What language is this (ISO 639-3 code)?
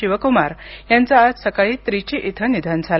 mar